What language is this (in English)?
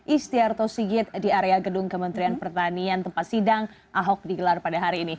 Indonesian